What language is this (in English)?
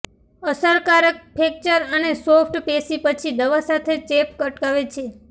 Gujarati